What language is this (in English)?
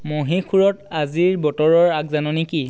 Assamese